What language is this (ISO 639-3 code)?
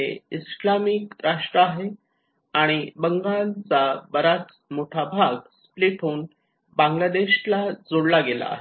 mar